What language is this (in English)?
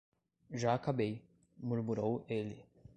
Portuguese